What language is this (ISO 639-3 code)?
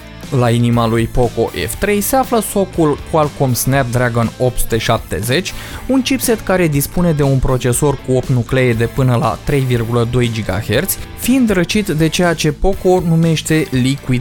ron